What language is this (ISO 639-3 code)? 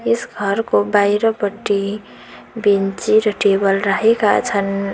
nep